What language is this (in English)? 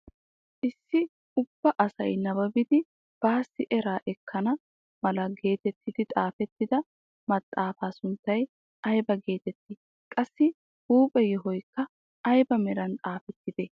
Wolaytta